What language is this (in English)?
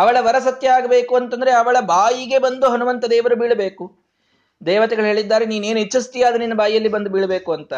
Kannada